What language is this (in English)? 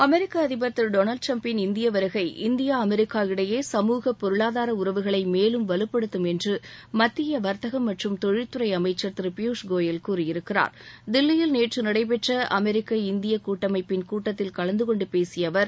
Tamil